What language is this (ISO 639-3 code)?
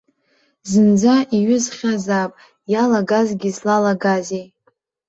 abk